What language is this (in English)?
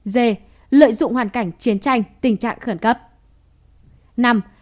Vietnamese